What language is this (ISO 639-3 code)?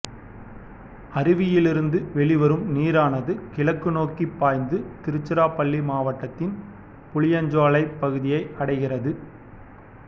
tam